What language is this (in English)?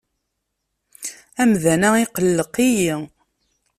Kabyle